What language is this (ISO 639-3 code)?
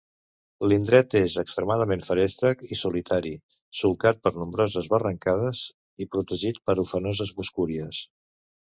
cat